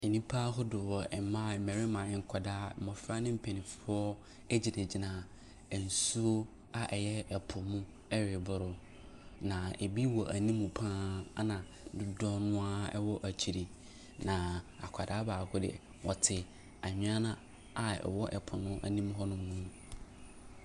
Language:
Akan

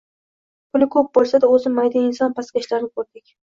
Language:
Uzbek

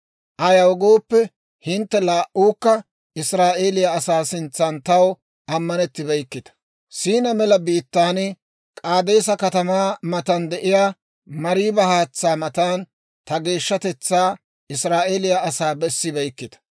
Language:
Dawro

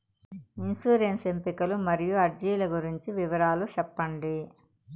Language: Telugu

